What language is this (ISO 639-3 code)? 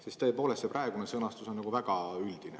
est